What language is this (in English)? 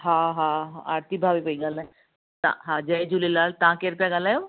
Sindhi